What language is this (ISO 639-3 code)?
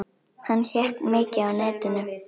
isl